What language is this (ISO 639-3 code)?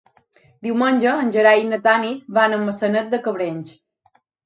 cat